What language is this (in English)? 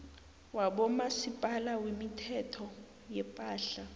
South Ndebele